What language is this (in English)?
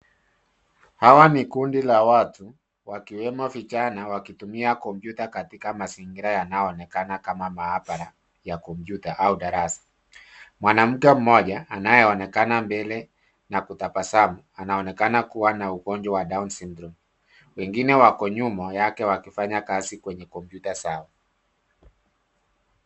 Swahili